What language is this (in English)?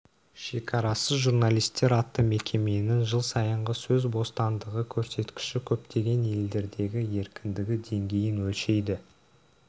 Kazakh